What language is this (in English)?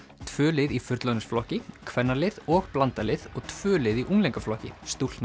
Icelandic